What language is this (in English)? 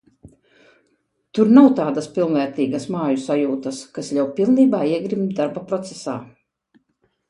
Latvian